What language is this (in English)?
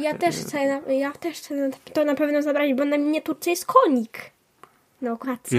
Polish